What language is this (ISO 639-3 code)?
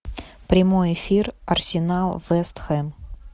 rus